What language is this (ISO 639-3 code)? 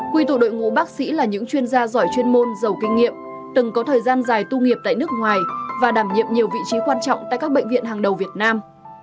vie